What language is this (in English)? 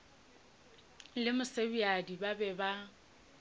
Northern Sotho